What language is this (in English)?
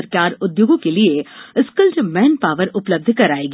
Hindi